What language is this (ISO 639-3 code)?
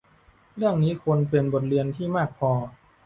tha